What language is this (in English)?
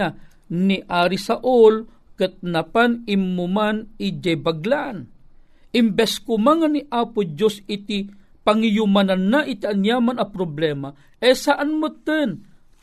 Filipino